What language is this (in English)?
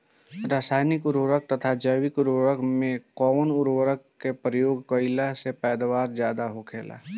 Bhojpuri